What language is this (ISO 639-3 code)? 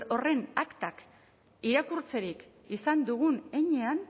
eus